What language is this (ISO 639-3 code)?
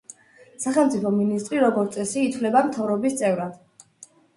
kat